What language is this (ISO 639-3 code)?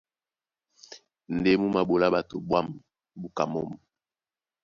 dua